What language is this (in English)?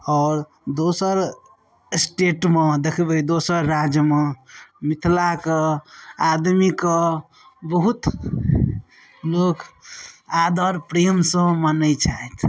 Maithili